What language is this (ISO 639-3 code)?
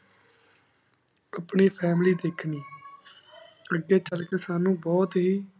pan